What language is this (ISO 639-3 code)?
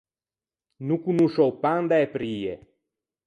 lij